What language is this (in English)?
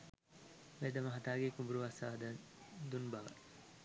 Sinhala